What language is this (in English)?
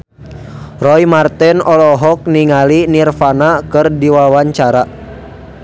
Sundanese